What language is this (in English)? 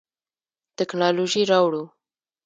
Pashto